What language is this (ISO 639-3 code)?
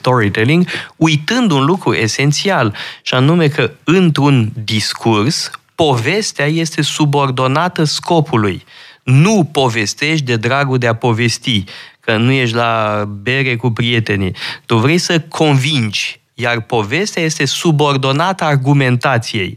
ron